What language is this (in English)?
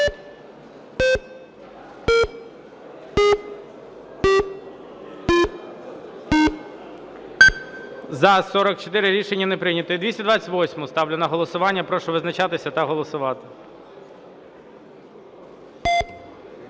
Ukrainian